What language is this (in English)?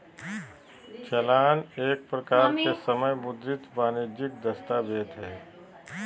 Magahi